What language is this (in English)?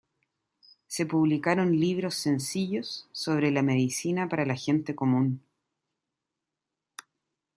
Spanish